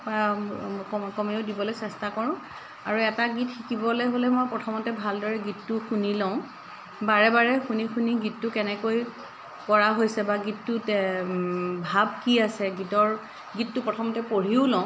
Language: Assamese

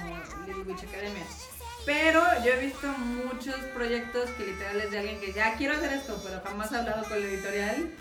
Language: Spanish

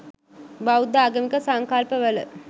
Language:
Sinhala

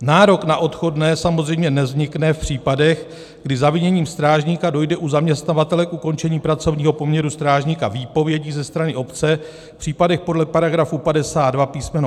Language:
Czech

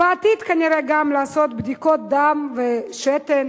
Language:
Hebrew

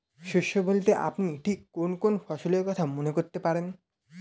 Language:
Bangla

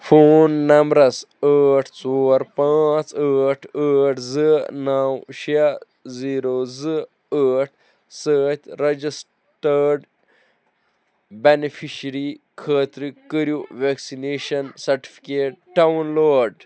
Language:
Kashmiri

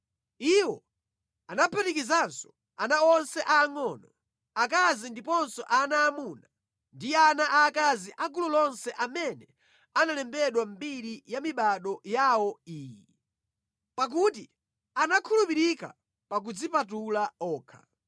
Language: Nyanja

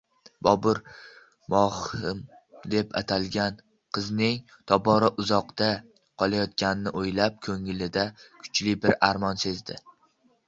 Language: Uzbek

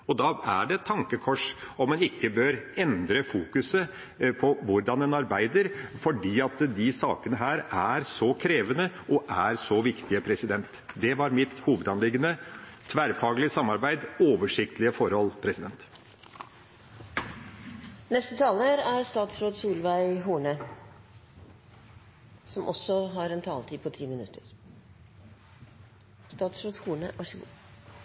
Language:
Norwegian Bokmål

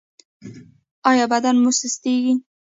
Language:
Pashto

